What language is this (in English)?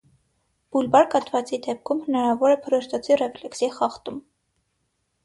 Armenian